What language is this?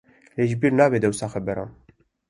Kurdish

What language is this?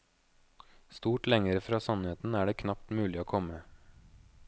Norwegian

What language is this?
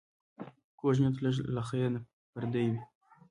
Pashto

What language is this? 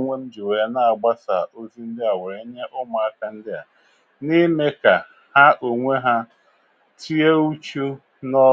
Igbo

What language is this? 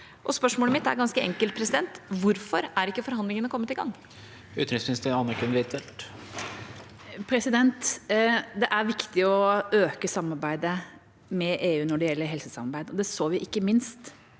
Norwegian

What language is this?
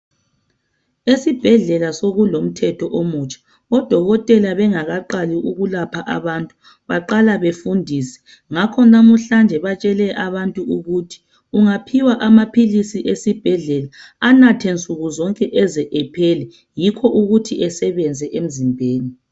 North Ndebele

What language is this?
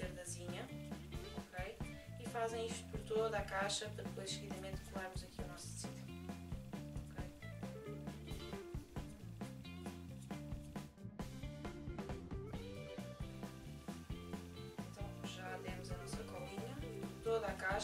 Portuguese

